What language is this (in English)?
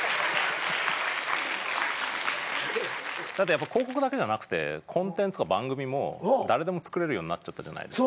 Japanese